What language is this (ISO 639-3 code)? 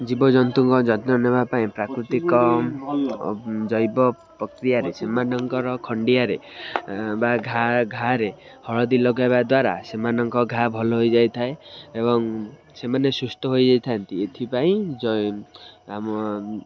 ori